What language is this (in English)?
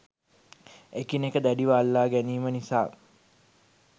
Sinhala